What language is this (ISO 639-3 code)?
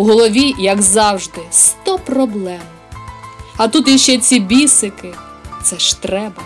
ukr